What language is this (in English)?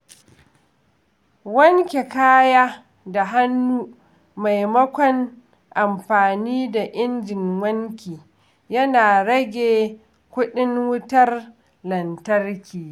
Hausa